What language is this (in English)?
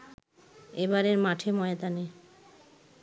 Bangla